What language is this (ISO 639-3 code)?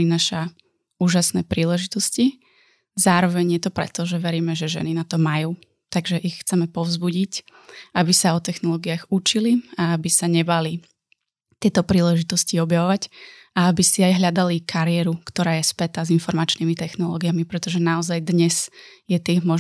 slk